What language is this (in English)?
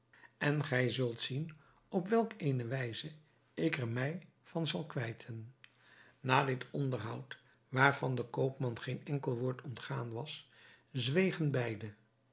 Dutch